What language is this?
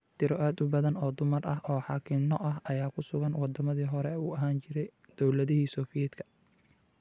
Somali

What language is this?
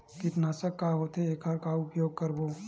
Chhattisgarhi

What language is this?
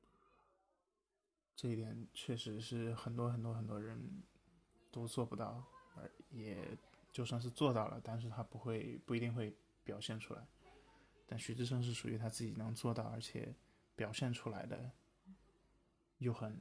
Chinese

